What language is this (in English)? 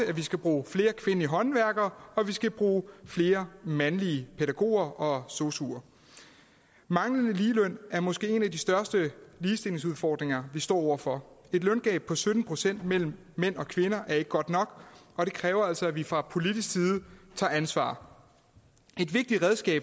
Danish